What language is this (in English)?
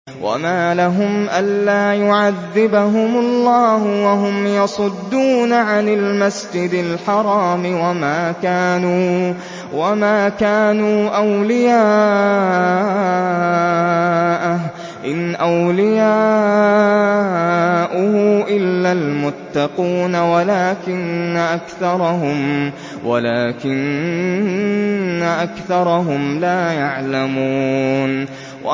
Arabic